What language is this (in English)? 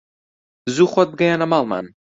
Central Kurdish